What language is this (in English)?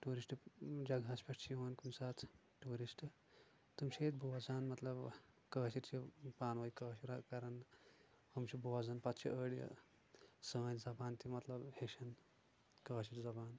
Kashmiri